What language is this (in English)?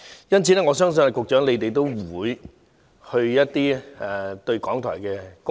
Cantonese